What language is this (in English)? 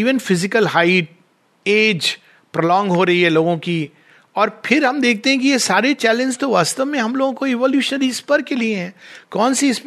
Hindi